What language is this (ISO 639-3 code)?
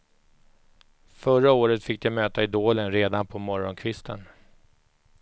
swe